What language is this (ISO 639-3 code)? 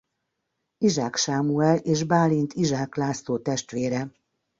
hun